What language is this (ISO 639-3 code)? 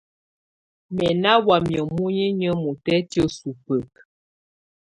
tvu